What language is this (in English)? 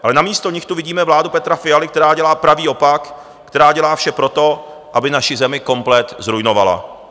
Czech